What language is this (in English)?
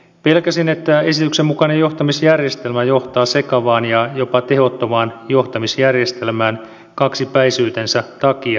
Finnish